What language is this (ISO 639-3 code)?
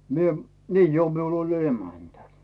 fin